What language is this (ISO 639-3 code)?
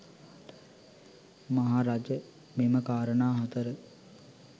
sin